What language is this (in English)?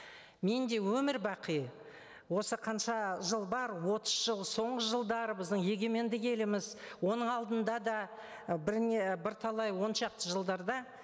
Kazakh